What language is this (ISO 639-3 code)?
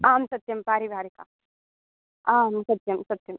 san